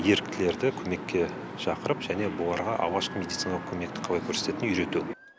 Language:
Kazakh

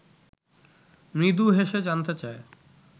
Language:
Bangla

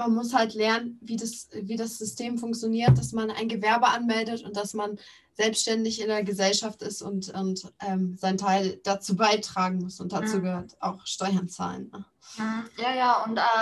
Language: German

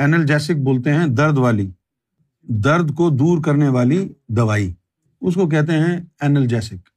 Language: Urdu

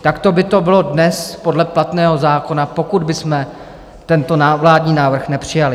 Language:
Czech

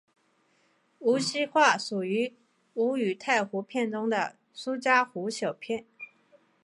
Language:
Chinese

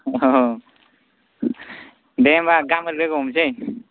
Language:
Bodo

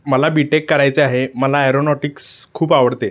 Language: Marathi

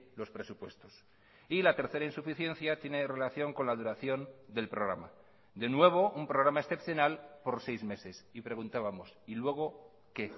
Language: Spanish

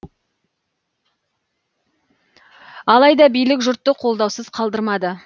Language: Kazakh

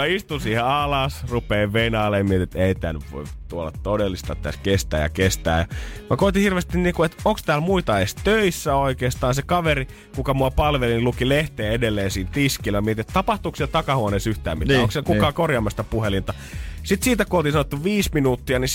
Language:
Finnish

